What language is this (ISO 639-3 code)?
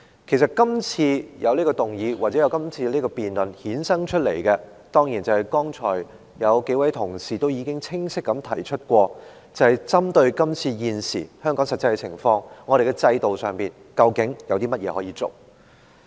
yue